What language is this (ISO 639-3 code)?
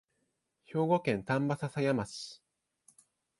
jpn